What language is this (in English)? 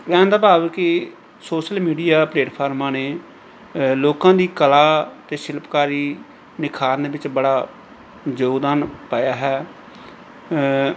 Punjabi